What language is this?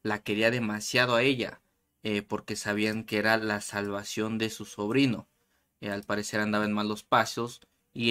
Spanish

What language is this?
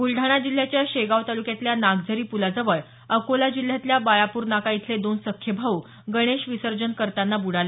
Marathi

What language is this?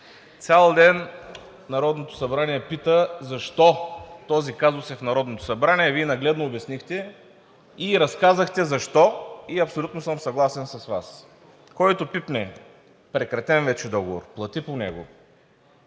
Bulgarian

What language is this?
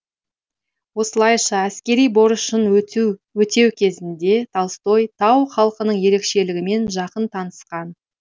Kazakh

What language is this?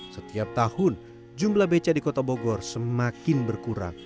Indonesian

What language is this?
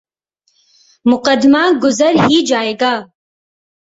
Urdu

